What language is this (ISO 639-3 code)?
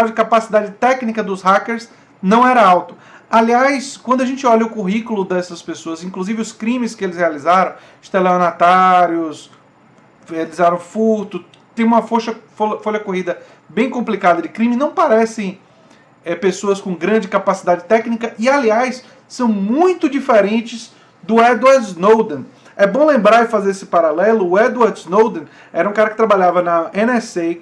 por